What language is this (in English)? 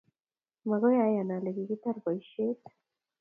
Kalenjin